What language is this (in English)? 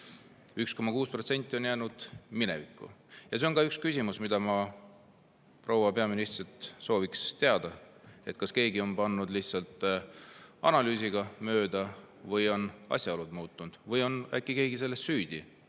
Estonian